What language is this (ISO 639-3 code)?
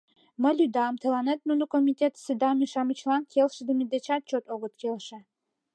chm